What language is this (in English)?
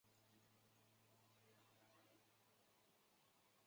Chinese